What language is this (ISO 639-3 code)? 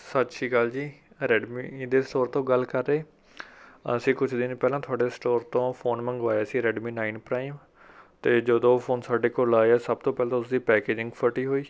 pan